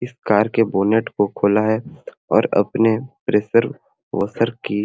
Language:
Sadri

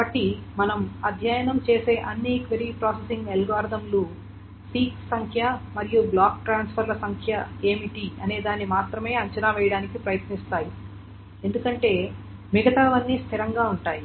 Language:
Telugu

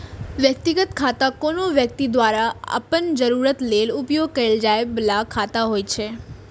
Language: Maithili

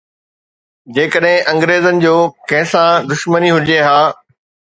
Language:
Sindhi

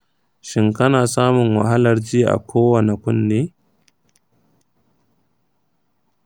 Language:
Hausa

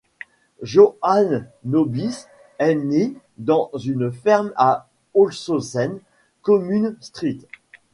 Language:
French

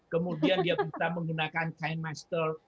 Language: Indonesian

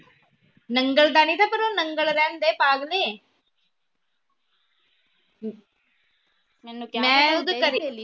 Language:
Punjabi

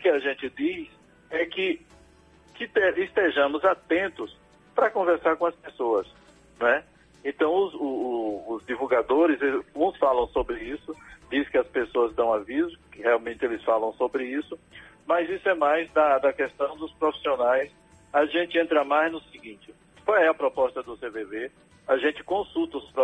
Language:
Portuguese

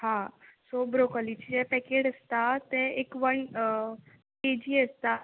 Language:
Konkani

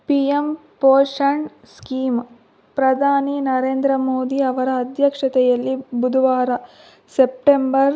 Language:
Kannada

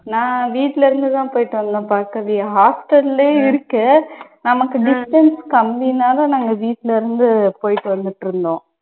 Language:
Tamil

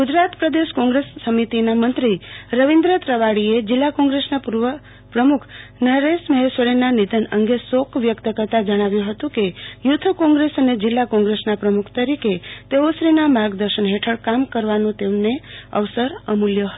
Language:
Gujarati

